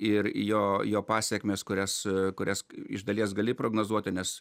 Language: Lithuanian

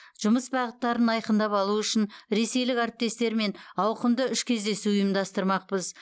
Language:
Kazakh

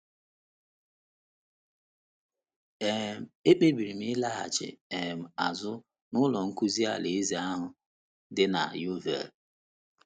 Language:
Igbo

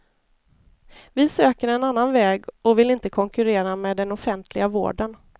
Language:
Swedish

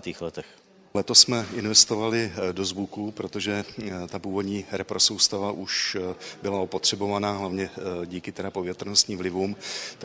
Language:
Czech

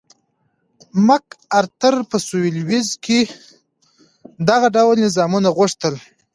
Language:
Pashto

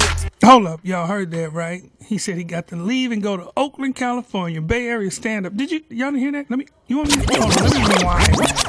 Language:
English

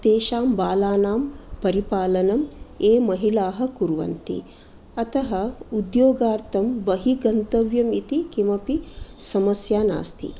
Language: Sanskrit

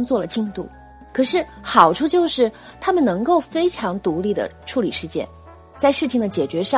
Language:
Chinese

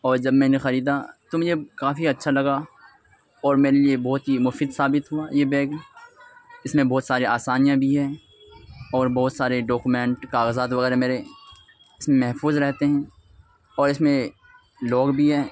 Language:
Urdu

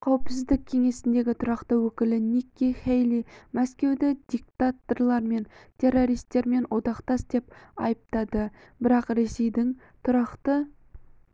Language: Kazakh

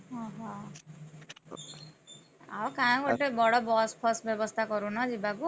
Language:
Odia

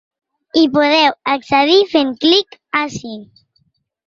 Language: Catalan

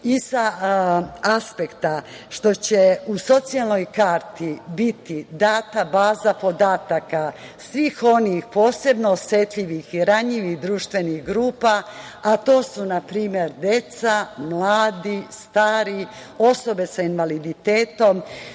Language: Serbian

